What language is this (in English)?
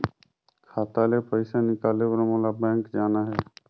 Chhattisgarhi